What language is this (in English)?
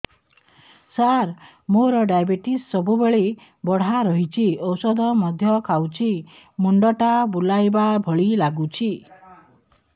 Odia